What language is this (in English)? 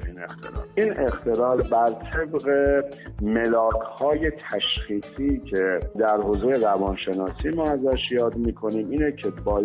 Persian